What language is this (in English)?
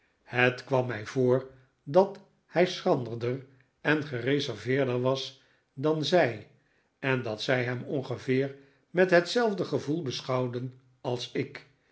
Dutch